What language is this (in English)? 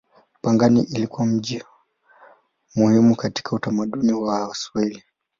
Swahili